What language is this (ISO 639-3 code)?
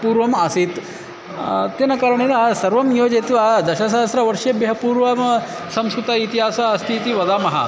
san